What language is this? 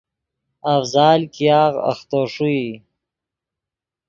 Yidgha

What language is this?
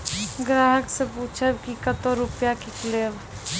Maithili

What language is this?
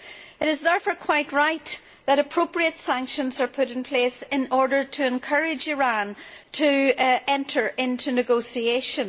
English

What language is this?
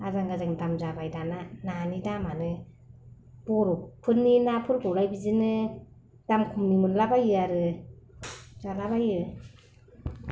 Bodo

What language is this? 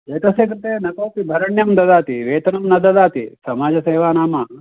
Sanskrit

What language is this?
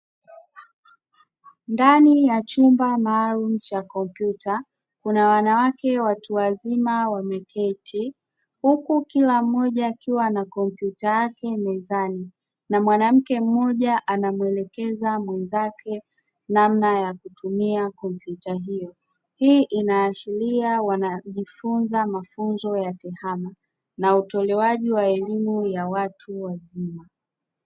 Swahili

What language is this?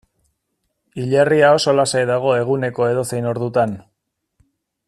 Basque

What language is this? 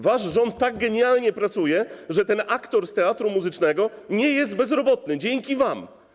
Polish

